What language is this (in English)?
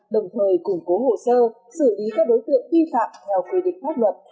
Vietnamese